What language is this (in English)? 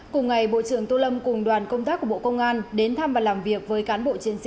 Vietnamese